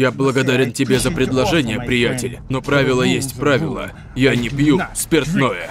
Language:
Russian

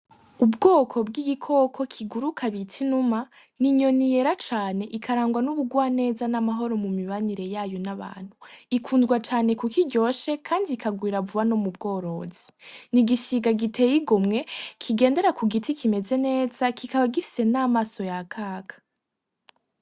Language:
Rundi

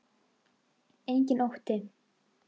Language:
Icelandic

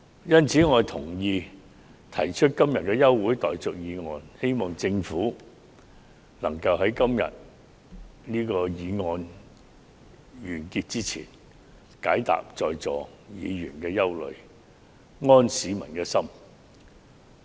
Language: Cantonese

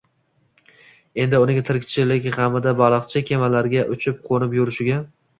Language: Uzbek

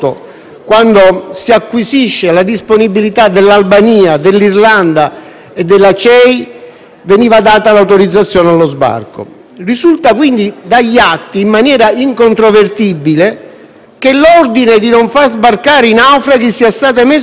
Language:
Italian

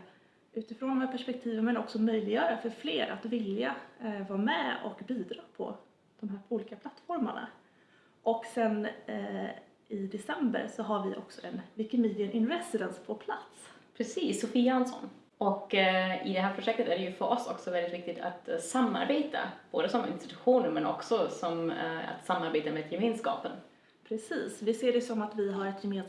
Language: Swedish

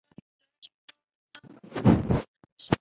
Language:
Chinese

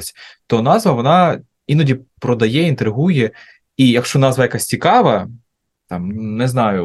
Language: Ukrainian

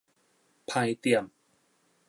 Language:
Min Nan Chinese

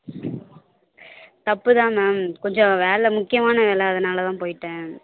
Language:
Tamil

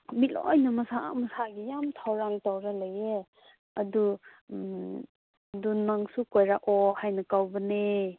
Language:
Manipuri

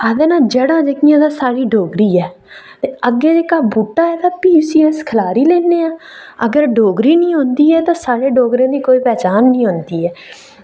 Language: Dogri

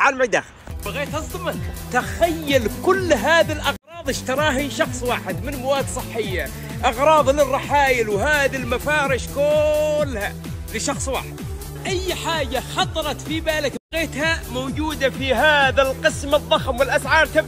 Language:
Arabic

